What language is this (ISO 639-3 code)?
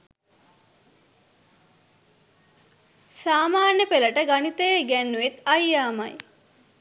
sin